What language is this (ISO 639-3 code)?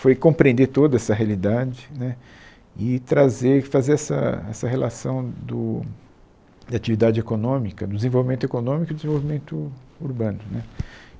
por